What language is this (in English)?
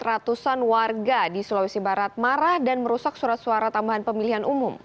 Indonesian